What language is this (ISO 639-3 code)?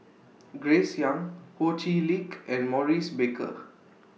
eng